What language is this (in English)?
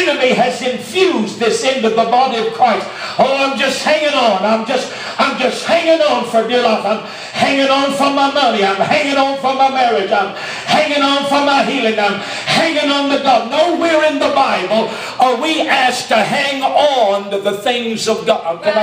English